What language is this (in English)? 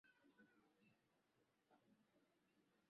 Swahili